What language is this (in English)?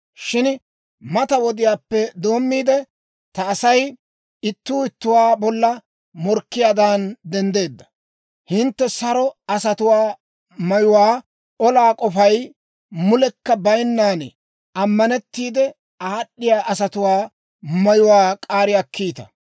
Dawro